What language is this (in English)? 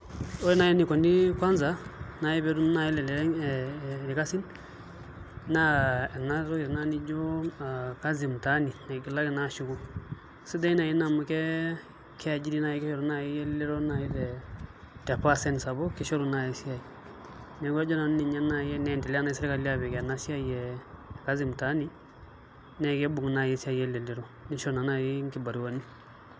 Masai